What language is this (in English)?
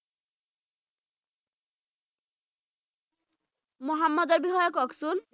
Assamese